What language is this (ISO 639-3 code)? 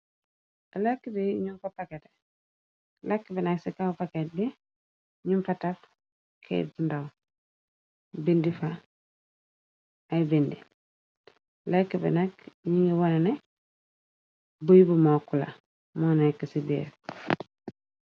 wol